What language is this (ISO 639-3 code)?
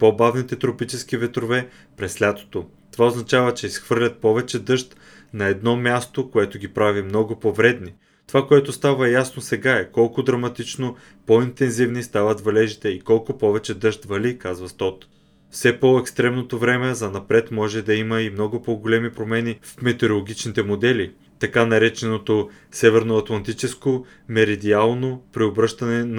bul